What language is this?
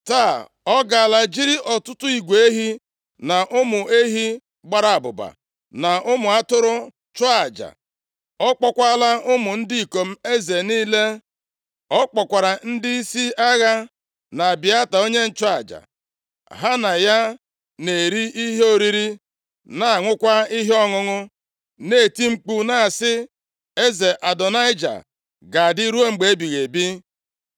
Igbo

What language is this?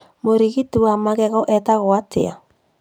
Kikuyu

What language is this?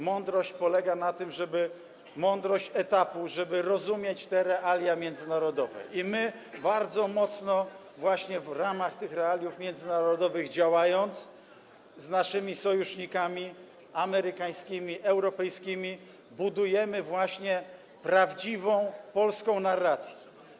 Polish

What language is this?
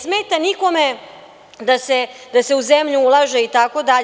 Serbian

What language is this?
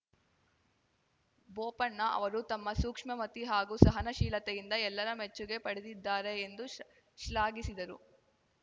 Kannada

